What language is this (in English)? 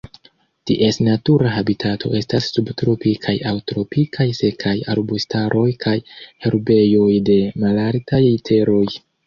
Esperanto